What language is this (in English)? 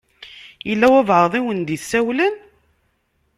Kabyle